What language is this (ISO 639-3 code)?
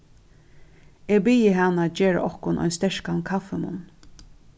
fao